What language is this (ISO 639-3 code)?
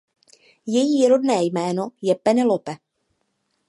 ces